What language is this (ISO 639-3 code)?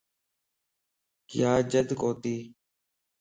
lss